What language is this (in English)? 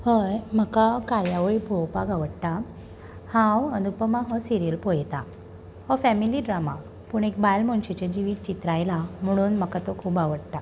Konkani